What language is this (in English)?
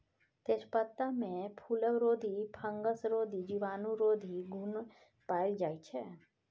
Maithili